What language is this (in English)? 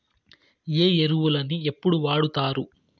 Telugu